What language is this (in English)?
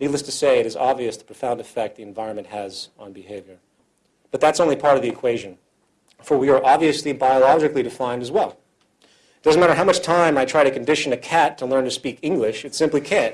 English